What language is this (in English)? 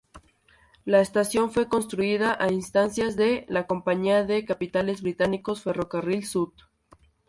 Spanish